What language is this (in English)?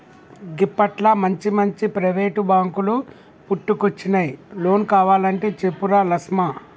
Telugu